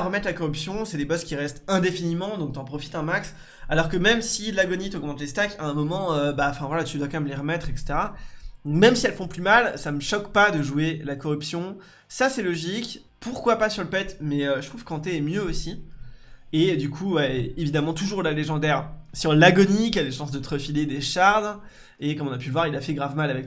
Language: French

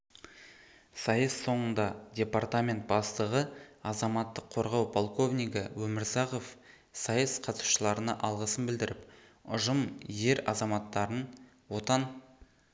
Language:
Kazakh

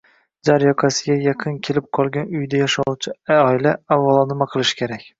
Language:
Uzbek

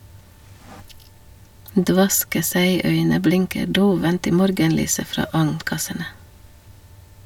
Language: Norwegian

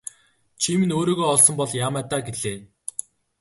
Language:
Mongolian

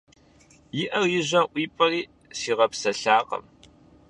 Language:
Kabardian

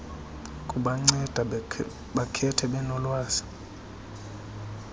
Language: Xhosa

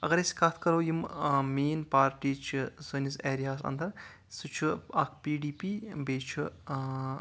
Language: Kashmiri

